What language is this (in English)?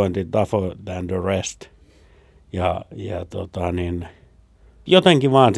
Finnish